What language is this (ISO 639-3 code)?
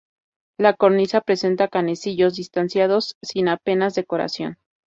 spa